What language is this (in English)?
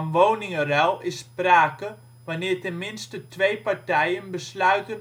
Dutch